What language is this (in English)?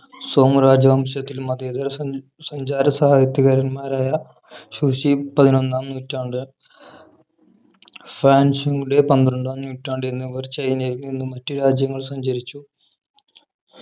Malayalam